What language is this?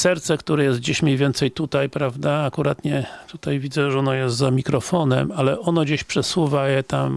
Polish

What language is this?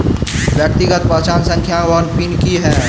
Maithili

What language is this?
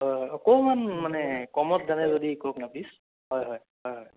Assamese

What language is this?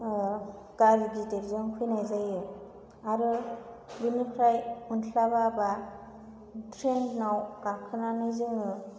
Bodo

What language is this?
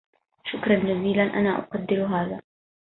Arabic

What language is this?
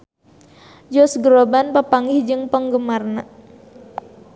Sundanese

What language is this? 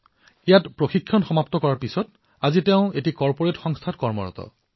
Assamese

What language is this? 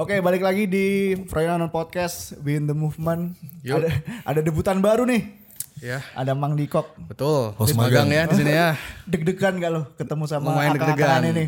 Indonesian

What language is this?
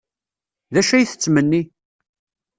Kabyle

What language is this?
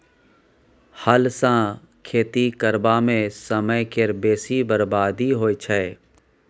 Maithili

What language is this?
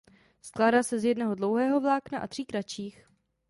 Czech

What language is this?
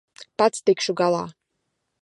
Latvian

